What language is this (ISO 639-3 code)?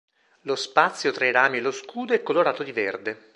ita